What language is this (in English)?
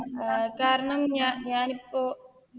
Malayalam